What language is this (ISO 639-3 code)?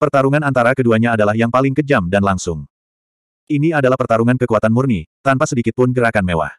ind